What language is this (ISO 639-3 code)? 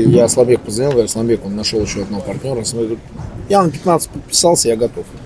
rus